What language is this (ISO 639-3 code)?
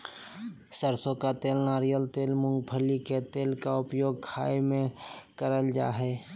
mag